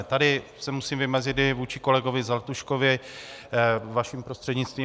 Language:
Czech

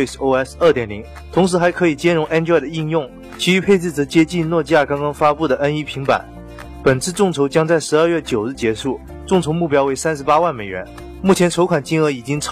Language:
Chinese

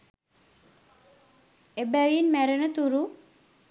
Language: Sinhala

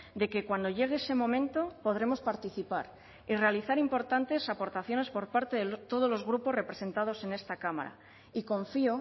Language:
Spanish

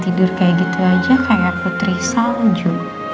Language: Indonesian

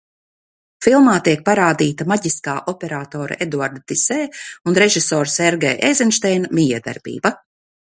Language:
Latvian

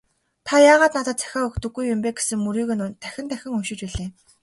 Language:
Mongolian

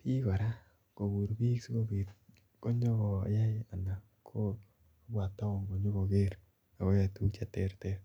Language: Kalenjin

